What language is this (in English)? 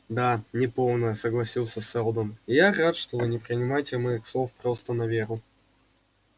Russian